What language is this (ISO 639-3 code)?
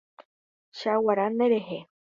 grn